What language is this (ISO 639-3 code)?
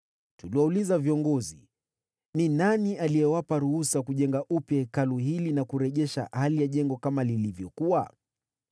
swa